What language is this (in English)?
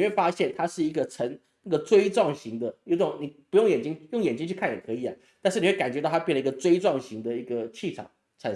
Chinese